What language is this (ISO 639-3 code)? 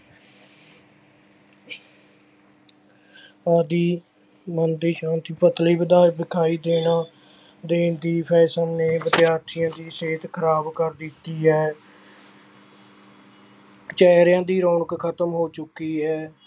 pan